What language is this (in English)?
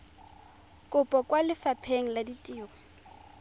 Tswana